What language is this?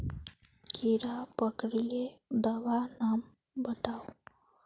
Magahi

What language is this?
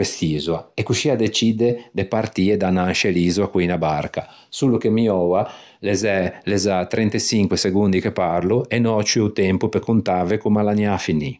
Ligurian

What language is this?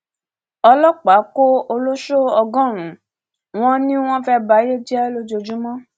Yoruba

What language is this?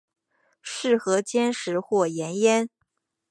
Chinese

